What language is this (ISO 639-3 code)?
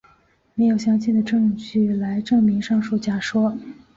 zho